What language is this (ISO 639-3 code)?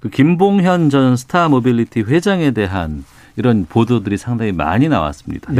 kor